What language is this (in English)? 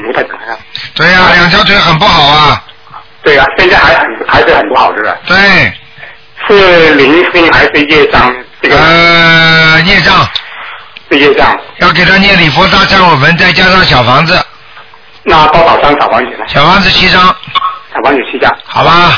Chinese